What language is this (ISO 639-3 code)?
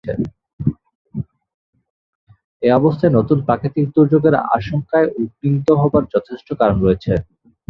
ben